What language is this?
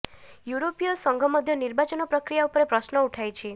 Odia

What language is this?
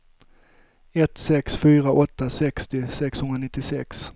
Swedish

